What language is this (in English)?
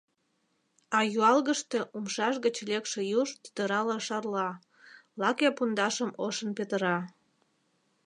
Mari